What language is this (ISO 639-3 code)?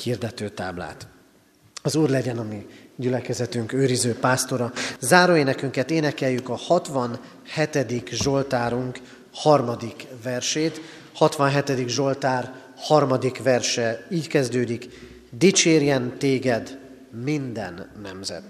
hun